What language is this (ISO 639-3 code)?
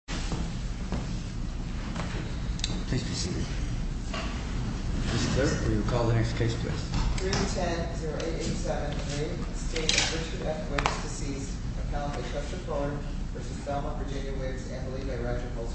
eng